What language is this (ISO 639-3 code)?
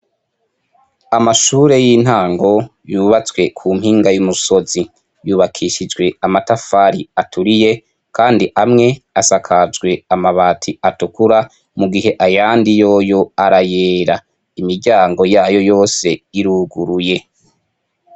run